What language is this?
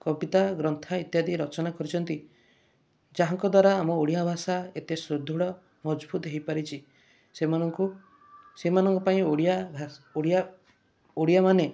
Odia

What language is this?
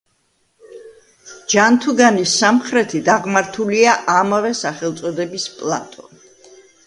Georgian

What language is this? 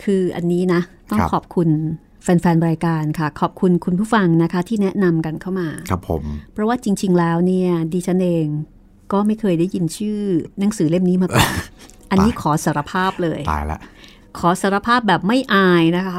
Thai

